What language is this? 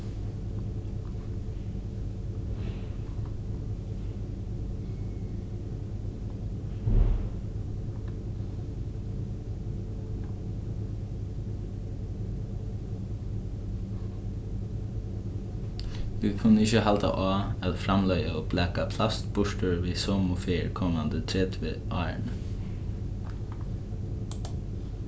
Faroese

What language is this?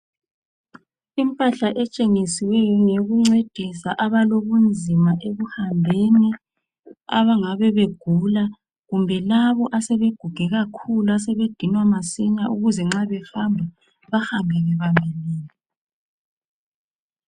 North Ndebele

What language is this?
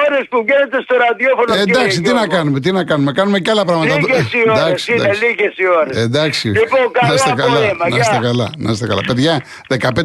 Greek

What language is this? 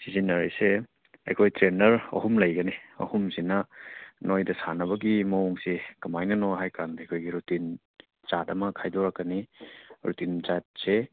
Manipuri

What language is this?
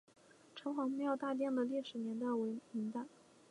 Chinese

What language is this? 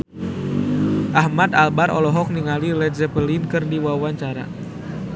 Sundanese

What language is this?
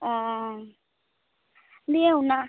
Santali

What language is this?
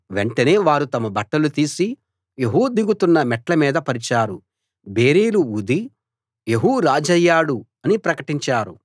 Telugu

